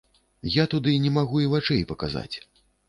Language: Belarusian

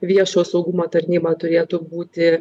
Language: Lithuanian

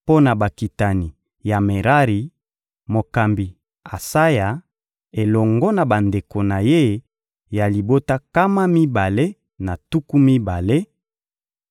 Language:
Lingala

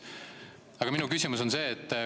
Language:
Estonian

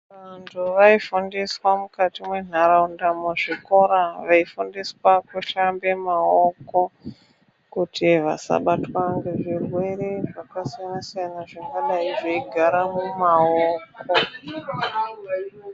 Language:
Ndau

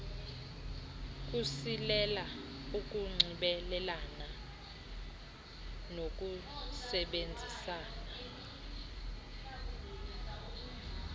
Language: Xhosa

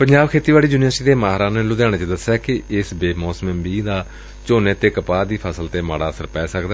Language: Punjabi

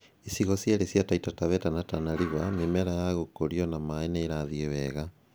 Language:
Kikuyu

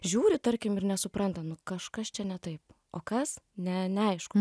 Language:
Lithuanian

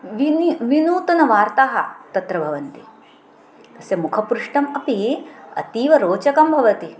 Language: Sanskrit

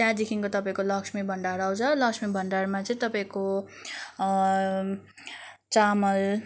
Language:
Nepali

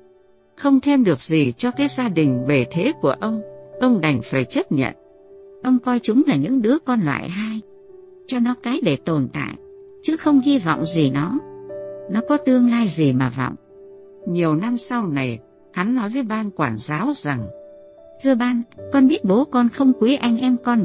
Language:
Vietnamese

